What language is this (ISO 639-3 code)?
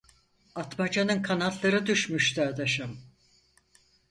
tur